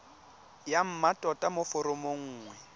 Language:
Tswana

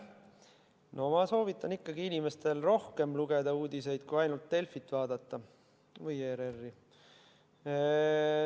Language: Estonian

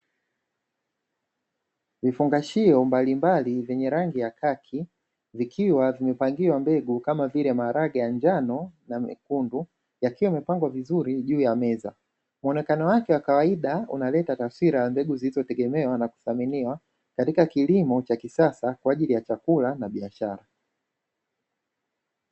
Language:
Swahili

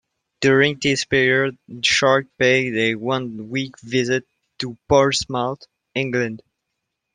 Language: English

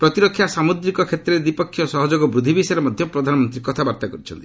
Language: Odia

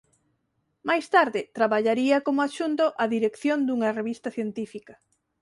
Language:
Galician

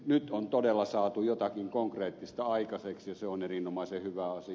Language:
Finnish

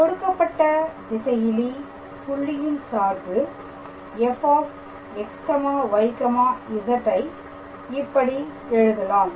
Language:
Tamil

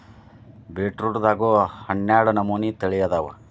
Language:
Kannada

